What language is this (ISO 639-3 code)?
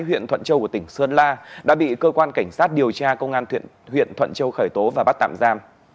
vie